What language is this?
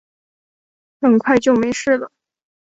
Chinese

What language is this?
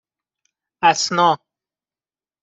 Persian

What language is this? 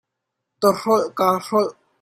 Hakha Chin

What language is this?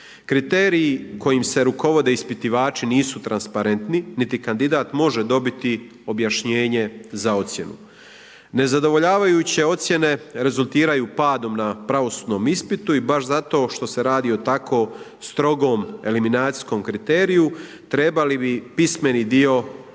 Croatian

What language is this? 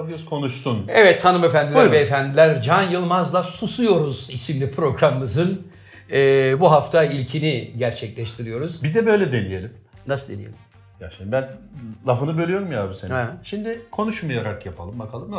Turkish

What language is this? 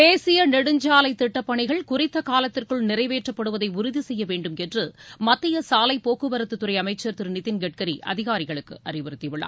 Tamil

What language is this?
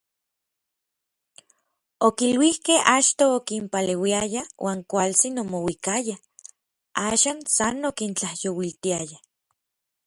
Orizaba Nahuatl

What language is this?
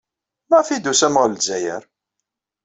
Kabyle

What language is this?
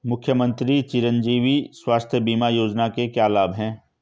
Hindi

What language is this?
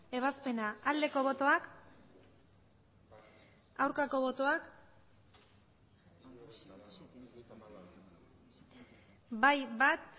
Basque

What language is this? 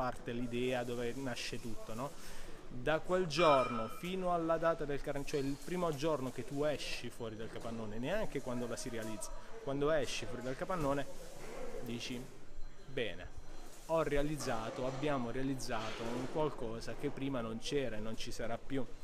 Italian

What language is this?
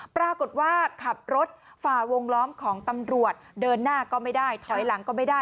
Thai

